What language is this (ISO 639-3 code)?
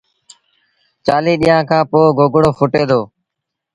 sbn